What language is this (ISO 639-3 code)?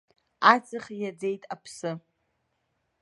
abk